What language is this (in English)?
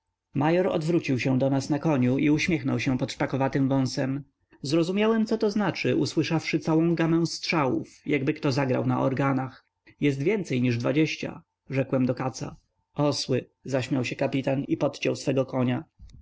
Polish